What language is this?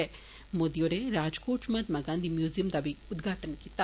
Dogri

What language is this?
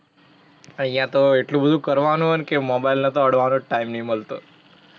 Gujarati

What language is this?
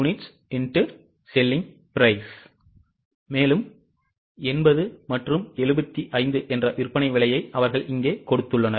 Tamil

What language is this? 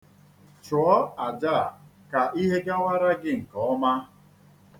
Igbo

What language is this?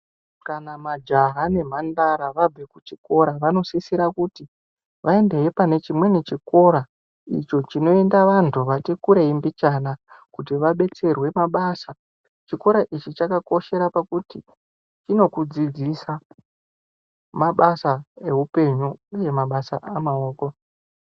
Ndau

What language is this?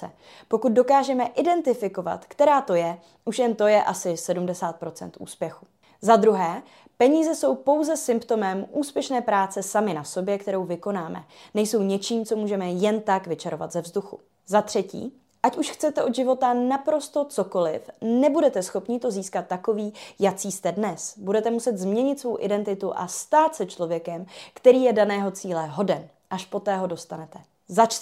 Czech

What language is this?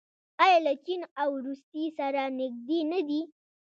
Pashto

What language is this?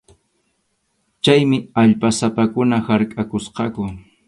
Arequipa-La Unión Quechua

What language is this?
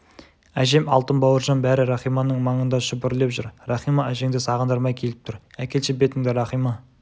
Kazakh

